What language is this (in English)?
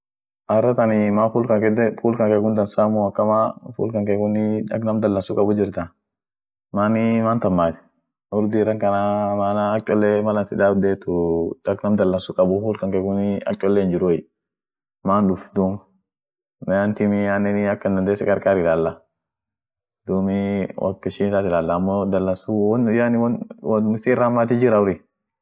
Orma